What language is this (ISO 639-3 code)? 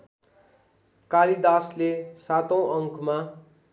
nep